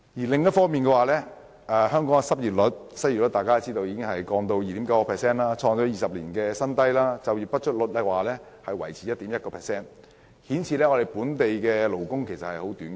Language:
Cantonese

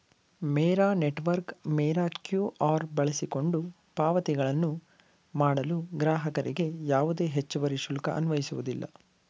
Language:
Kannada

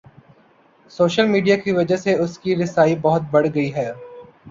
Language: Urdu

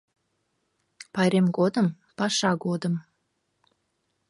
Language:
Mari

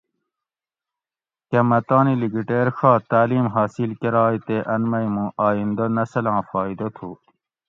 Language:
Gawri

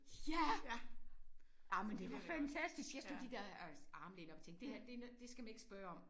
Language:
Danish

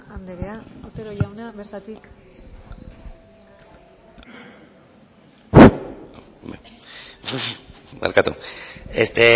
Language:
Basque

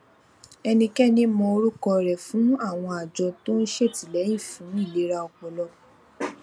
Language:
Yoruba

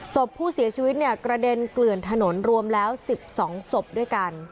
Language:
Thai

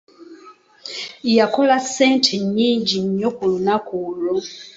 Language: Ganda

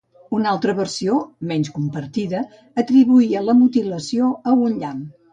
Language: Catalan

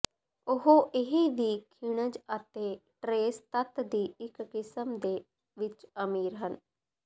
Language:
Punjabi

